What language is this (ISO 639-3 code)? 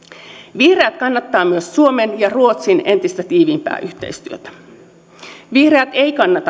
fin